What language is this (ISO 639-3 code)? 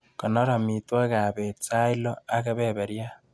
kln